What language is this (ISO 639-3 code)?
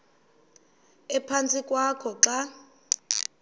xho